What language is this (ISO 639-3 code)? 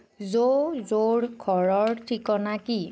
asm